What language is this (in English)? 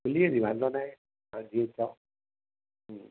Sindhi